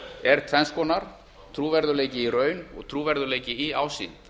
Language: Icelandic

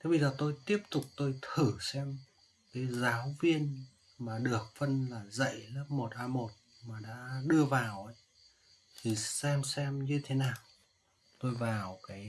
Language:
Vietnamese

